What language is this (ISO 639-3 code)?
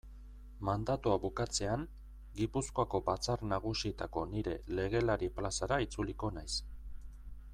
eus